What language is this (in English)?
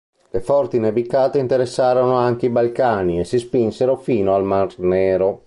Italian